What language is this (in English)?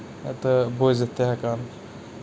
Kashmiri